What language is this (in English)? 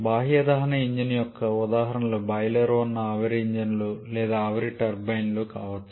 Telugu